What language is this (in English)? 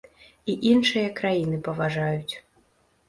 Belarusian